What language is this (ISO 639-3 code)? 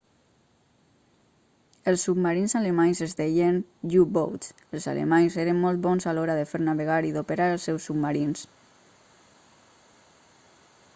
cat